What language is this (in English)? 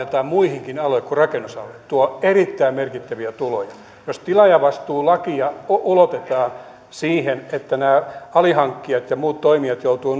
Finnish